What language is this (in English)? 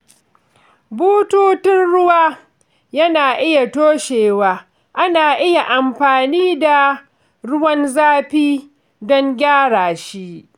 Hausa